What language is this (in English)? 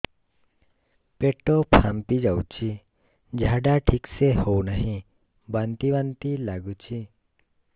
Odia